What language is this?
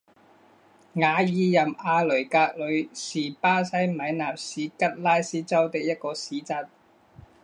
Chinese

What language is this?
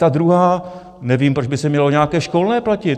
Czech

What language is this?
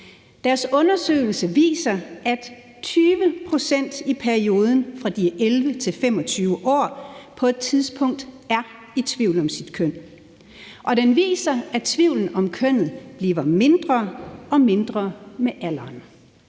Danish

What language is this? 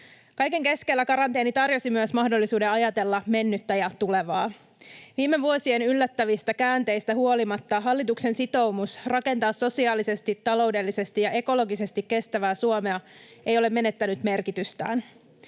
Finnish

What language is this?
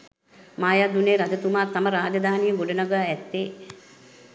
Sinhala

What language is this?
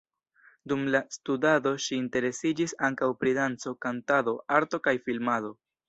Esperanto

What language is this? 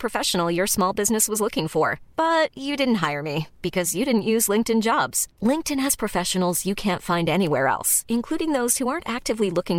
Filipino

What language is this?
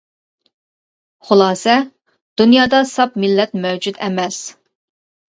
Uyghur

